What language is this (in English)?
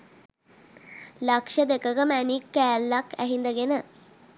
Sinhala